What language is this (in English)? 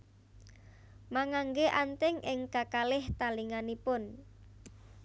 Javanese